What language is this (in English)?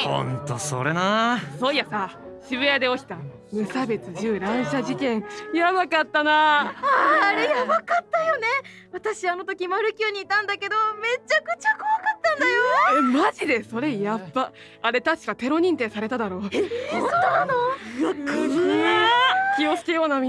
Japanese